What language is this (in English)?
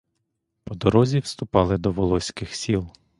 Ukrainian